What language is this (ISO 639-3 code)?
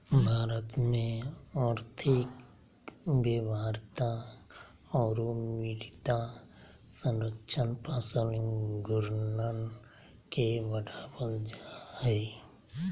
mag